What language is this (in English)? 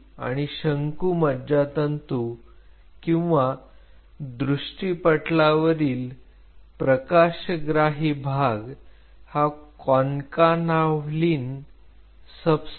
Marathi